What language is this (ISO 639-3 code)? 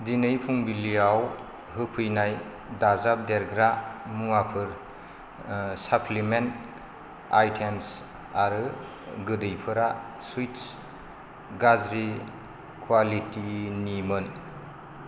brx